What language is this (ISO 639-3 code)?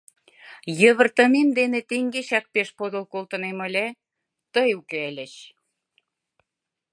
chm